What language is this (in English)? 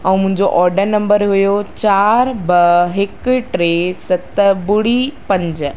Sindhi